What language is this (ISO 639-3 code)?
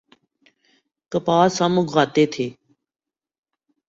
urd